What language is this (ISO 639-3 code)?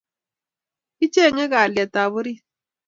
kln